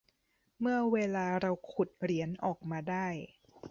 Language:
Thai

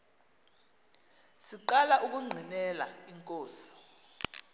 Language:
Xhosa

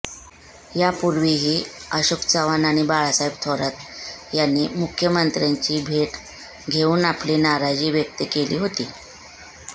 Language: Marathi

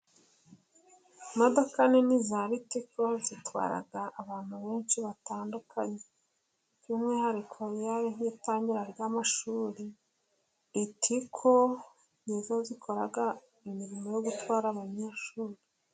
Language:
Kinyarwanda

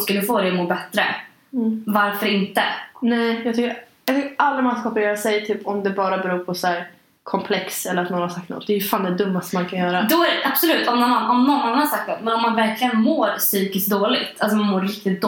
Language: Swedish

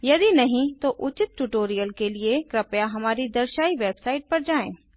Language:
Hindi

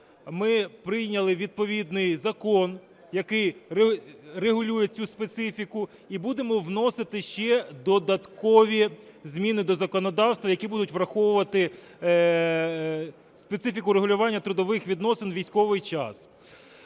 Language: Ukrainian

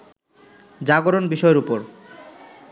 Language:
Bangla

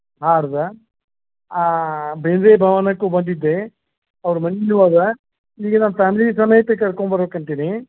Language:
Kannada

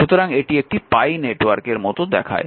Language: Bangla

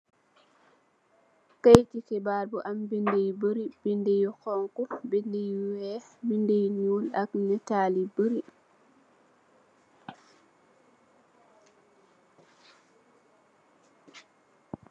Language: Wolof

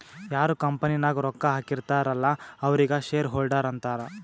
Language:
Kannada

